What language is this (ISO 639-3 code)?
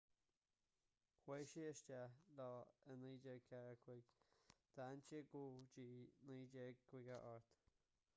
gle